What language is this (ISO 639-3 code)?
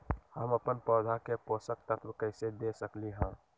mag